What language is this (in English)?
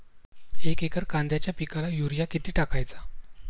Marathi